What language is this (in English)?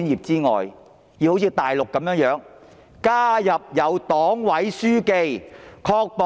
Cantonese